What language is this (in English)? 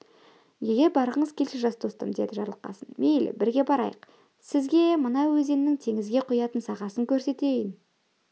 Kazakh